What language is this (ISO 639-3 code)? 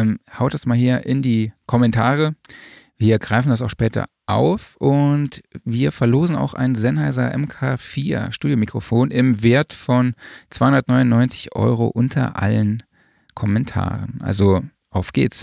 deu